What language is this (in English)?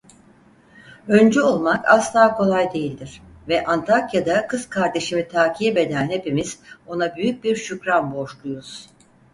Turkish